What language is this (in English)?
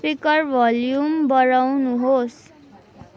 Nepali